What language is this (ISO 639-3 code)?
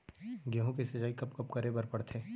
hne